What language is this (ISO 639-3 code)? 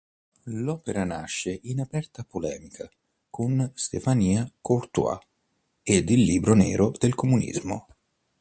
ita